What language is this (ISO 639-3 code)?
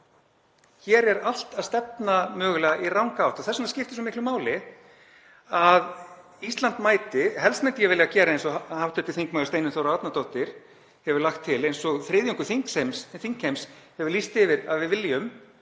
isl